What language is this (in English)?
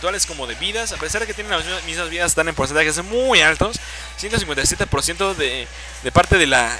Spanish